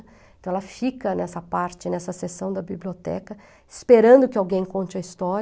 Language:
Portuguese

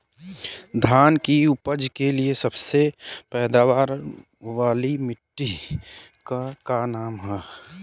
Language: Bhojpuri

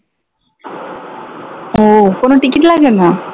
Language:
Bangla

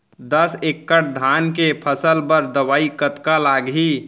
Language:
Chhattisgarhi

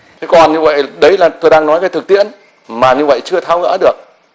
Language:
Vietnamese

